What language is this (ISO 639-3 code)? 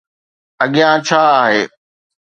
snd